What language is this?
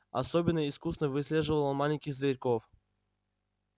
Russian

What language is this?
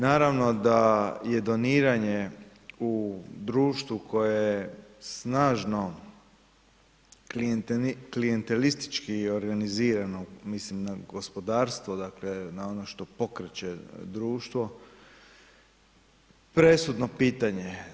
Croatian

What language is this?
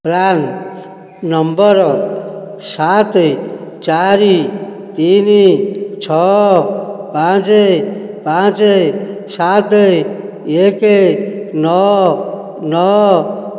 Odia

